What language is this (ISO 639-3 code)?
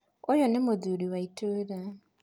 kik